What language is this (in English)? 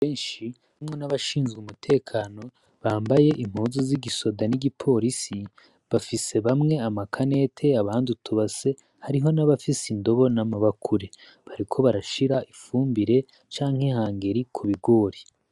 Rundi